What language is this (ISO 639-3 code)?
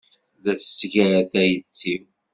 kab